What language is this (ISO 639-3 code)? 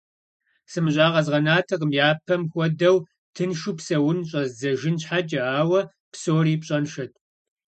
kbd